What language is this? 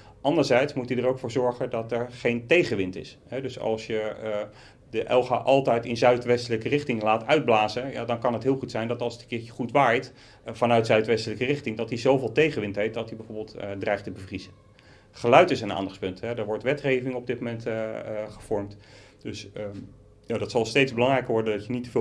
Dutch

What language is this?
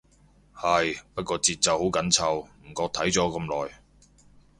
Cantonese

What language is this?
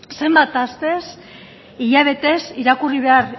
Basque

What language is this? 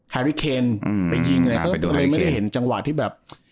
Thai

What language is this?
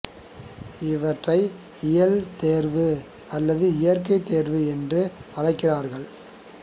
Tamil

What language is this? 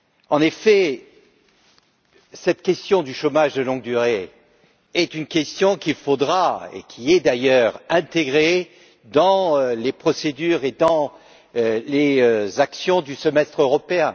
French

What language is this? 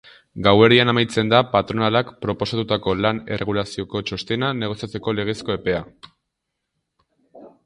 Basque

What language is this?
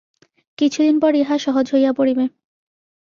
Bangla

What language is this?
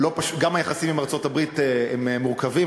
Hebrew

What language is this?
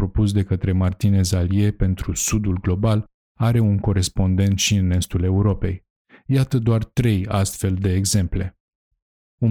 Romanian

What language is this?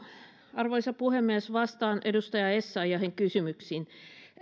Finnish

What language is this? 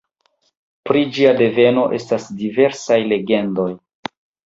Esperanto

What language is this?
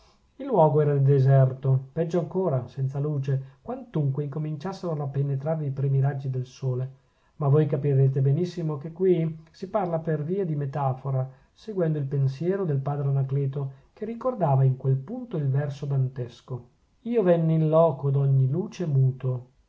Italian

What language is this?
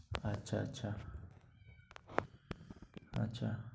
Bangla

